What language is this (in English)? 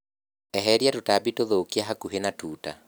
Kikuyu